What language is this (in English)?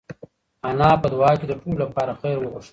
Pashto